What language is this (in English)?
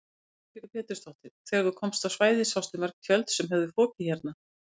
Icelandic